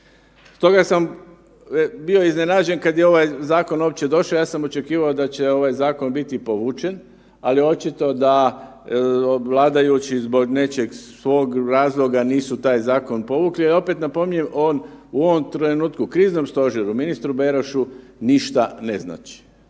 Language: Croatian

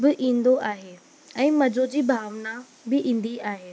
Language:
Sindhi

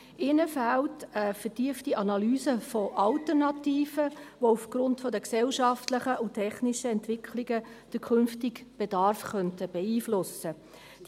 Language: Swiss German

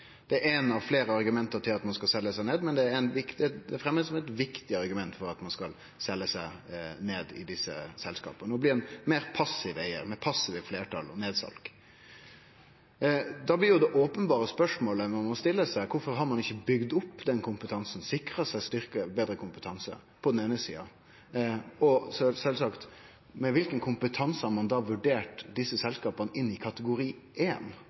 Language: Norwegian Nynorsk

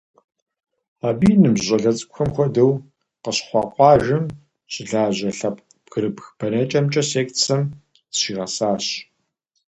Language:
Kabardian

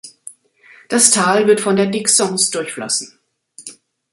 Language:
German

